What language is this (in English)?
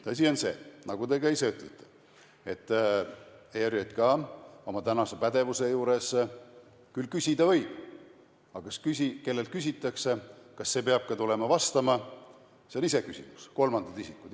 Estonian